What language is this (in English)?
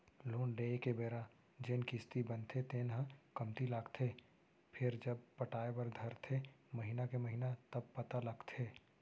Chhattisgarhi